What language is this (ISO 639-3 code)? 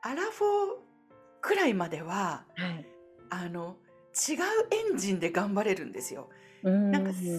jpn